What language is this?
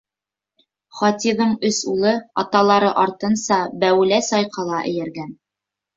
Bashkir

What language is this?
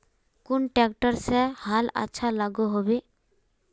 Magahi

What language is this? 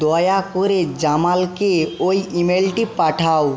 Bangla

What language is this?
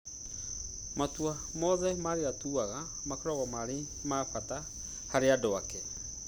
Kikuyu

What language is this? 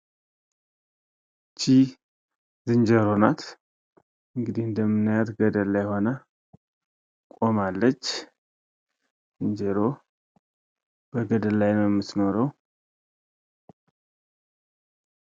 Amharic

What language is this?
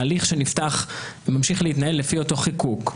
Hebrew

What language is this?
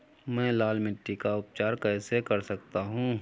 Hindi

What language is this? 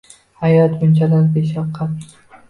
Uzbek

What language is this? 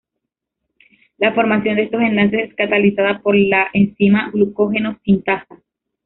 Spanish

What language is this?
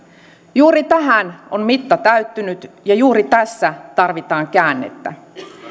Finnish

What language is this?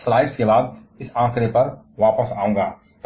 Hindi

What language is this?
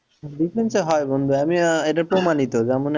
Bangla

